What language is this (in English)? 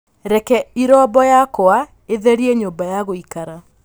Kikuyu